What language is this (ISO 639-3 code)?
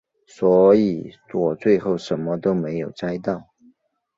zho